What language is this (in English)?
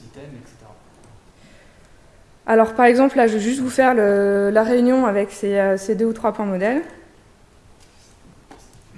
French